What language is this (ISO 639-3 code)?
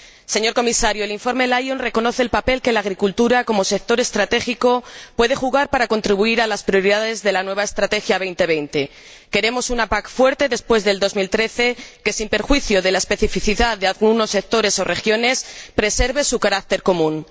spa